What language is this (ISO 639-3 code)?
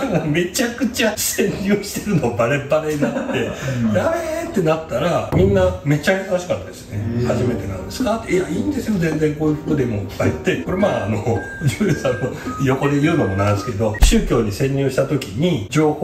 jpn